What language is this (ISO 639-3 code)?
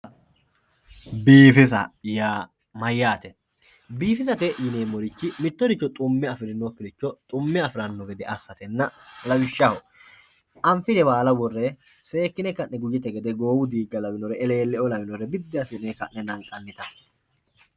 sid